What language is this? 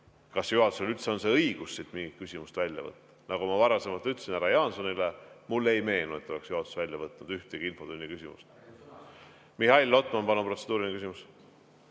Estonian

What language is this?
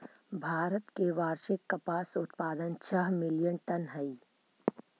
Magahi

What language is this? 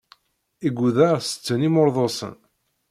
Kabyle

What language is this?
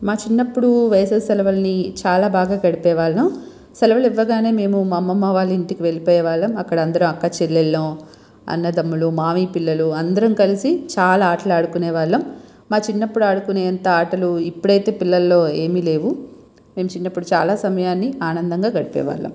Telugu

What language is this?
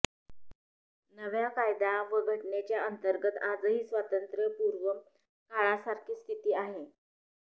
Marathi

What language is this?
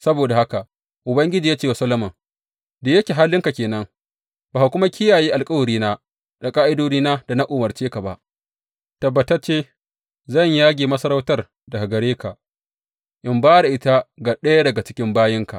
Hausa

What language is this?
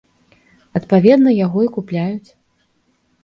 Belarusian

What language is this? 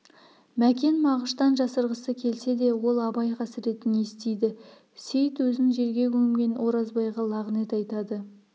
Kazakh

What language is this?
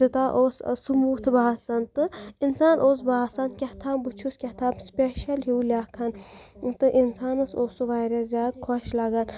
Kashmiri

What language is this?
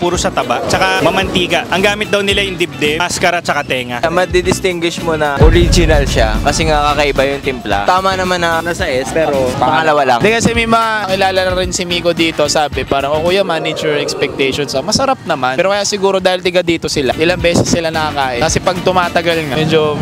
Filipino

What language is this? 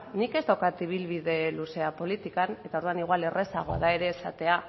Basque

